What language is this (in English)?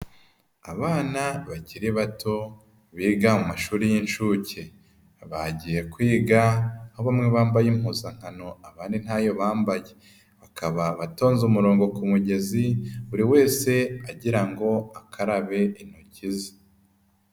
Kinyarwanda